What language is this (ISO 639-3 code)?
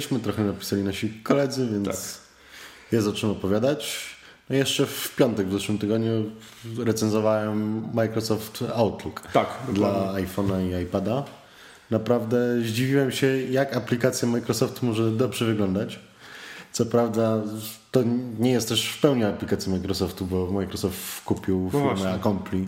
pol